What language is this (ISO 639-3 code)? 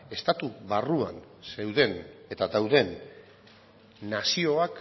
eus